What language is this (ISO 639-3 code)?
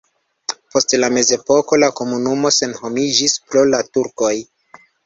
epo